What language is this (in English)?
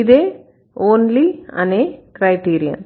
Telugu